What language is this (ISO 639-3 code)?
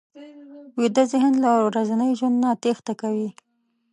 pus